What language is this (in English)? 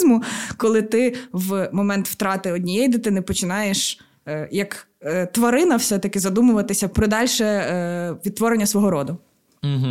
Ukrainian